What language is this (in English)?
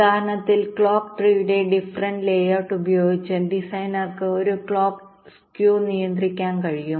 Malayalam